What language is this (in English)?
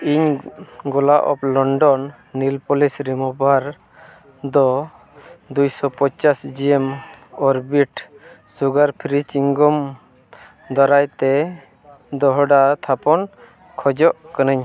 Santali